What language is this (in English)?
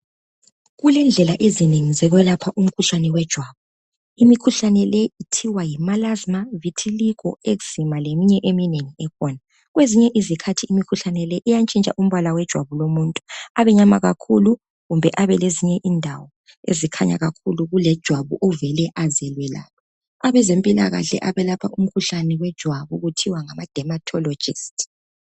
North Ndebele